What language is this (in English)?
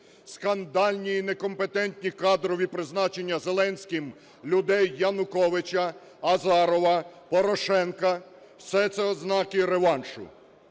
Ukrainian